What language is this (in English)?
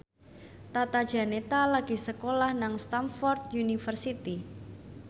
Javanese